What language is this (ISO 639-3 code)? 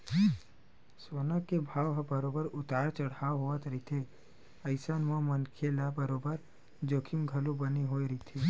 hne